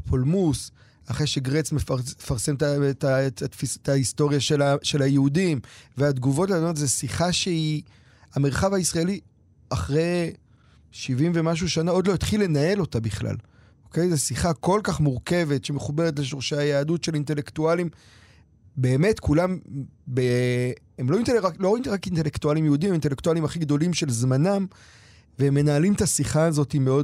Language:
Hebrew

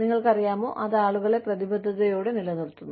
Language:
Malayalam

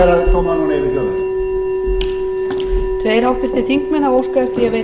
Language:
Icelandic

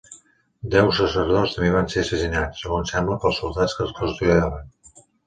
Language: Catalan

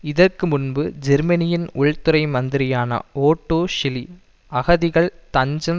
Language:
Tamil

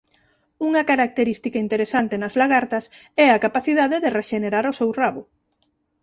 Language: Galician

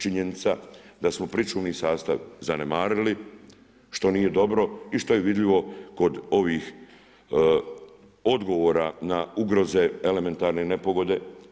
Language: Croatian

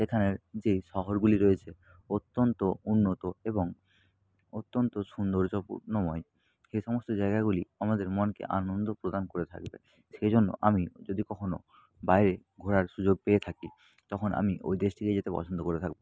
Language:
Bangla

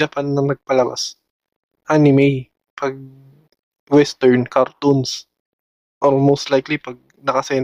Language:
Filipino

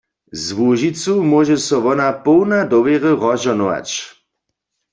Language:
Upper Sorbian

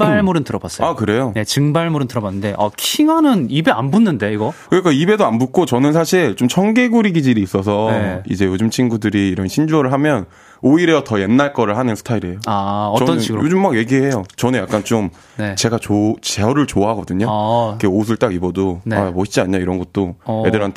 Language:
Korean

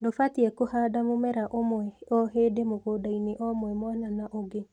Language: Kikuyu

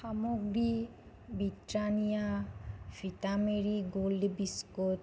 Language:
Assamese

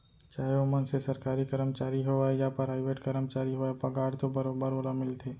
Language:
Chhattisgarhi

